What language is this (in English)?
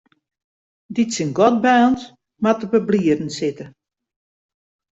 Western Frisian